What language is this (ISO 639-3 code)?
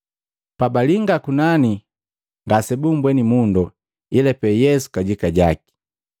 mgv